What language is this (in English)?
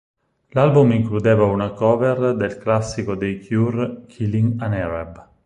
Italian